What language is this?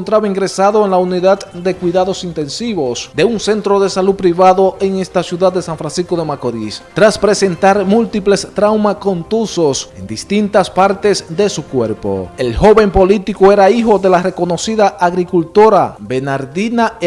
Spanish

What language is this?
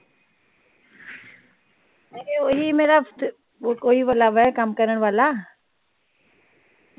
Punjabi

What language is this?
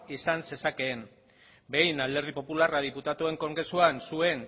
Basque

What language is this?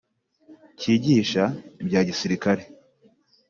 Kinyarwanda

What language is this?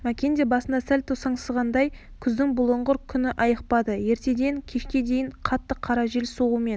Kazakh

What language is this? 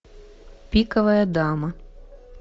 Russian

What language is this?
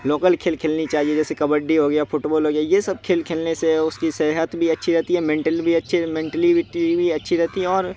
Urdu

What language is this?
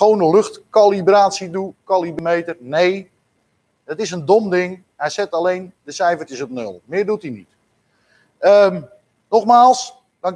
Dutch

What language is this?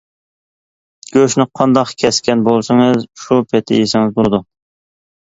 Uyghur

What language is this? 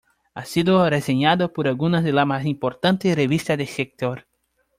Spanish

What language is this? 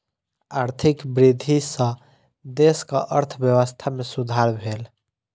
Maithili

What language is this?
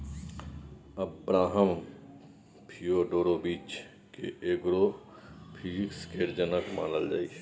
Maithili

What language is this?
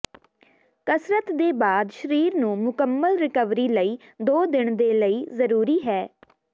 Punjabi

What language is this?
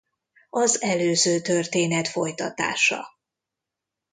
Hungarian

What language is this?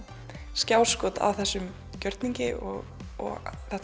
Icelandic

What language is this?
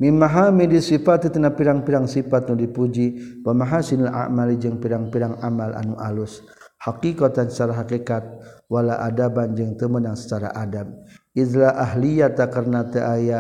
Malay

